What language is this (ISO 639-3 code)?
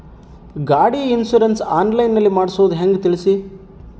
kan